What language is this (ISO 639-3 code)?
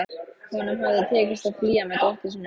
isl